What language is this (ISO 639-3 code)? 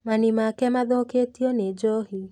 kik